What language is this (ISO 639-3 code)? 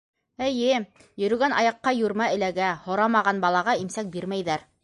bak